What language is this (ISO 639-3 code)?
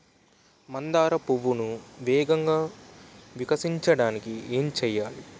tel